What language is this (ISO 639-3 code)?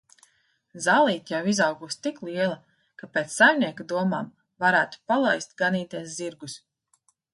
lav